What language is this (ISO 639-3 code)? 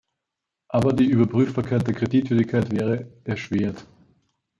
deu